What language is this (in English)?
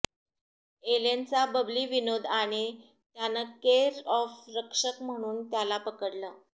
Marathi